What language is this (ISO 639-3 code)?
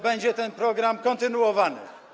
pol